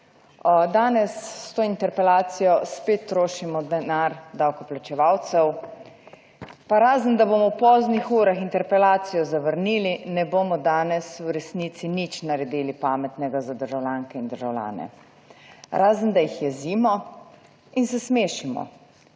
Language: Slovenian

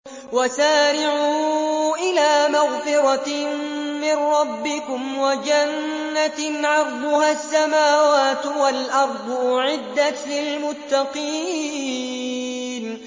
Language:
Arabic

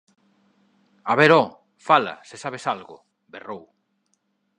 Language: Galician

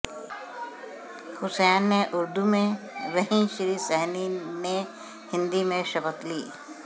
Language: Hindi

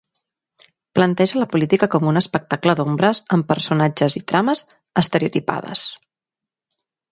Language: Catalan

